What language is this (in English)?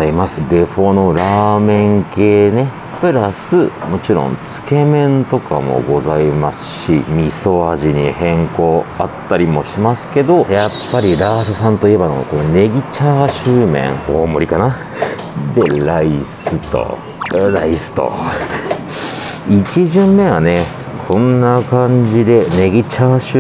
Japanese